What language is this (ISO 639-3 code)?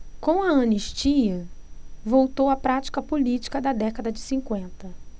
por